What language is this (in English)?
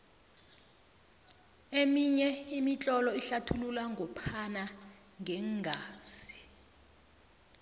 South Ndebele